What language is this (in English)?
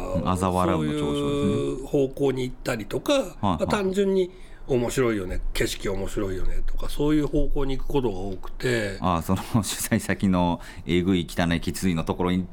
Japanese